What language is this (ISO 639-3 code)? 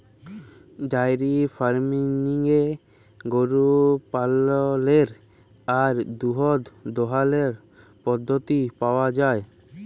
ben